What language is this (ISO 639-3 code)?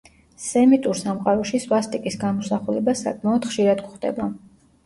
kat